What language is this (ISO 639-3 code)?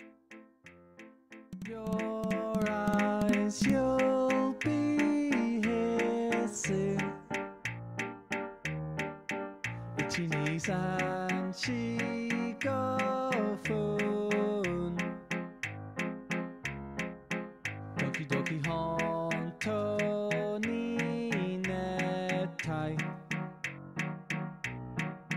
eng